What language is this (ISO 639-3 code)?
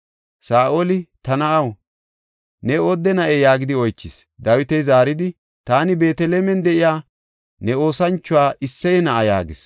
gof